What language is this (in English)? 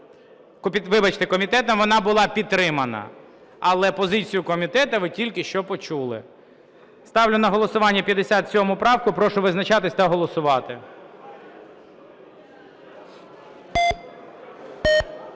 Ukrainian